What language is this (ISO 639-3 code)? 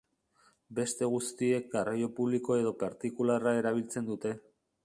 eus